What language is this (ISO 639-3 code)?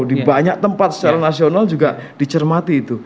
ind